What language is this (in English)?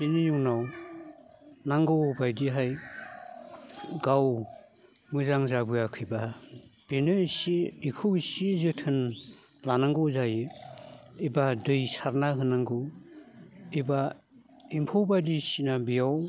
Bodo